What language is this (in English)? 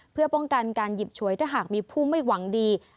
Thai